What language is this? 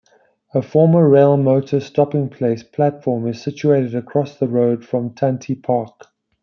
English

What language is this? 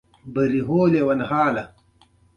Pashto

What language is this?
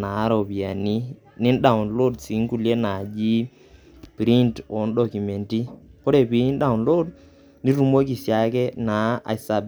Masai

